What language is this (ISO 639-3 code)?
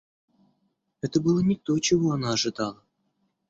rus